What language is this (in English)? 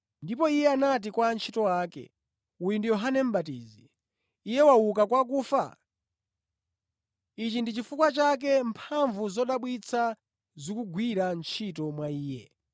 Nyanja